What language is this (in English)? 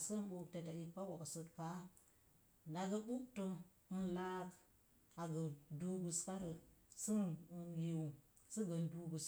Mom Jango